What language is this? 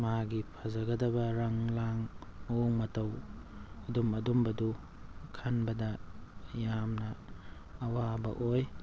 Manipuri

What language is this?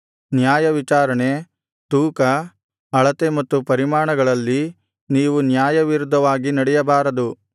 Kannada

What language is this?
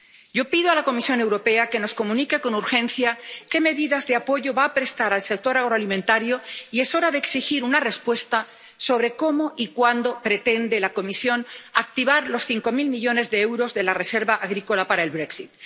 Spanish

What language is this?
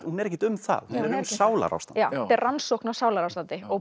Icelandic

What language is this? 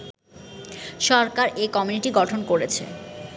Bangla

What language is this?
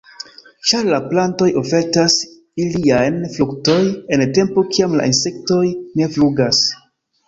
Esperanto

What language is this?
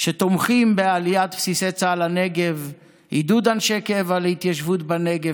Hebrew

